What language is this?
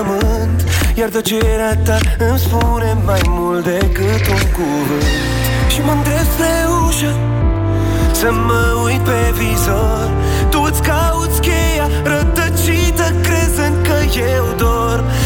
Romanian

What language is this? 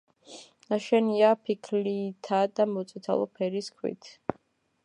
Georgian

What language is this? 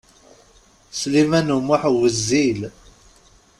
Kabyle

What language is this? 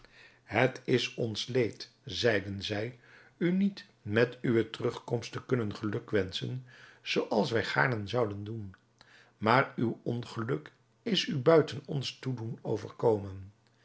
Dutch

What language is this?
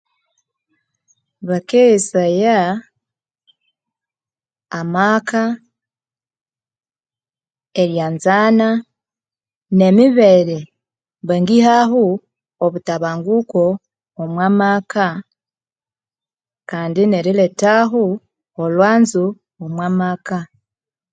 Konzo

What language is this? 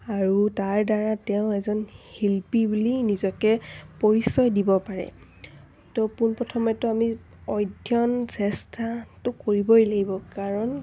Assamese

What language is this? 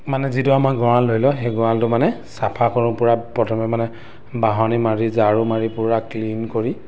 Assamese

